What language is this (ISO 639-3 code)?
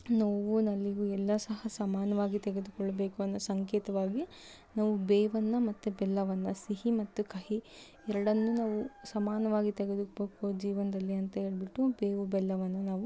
kan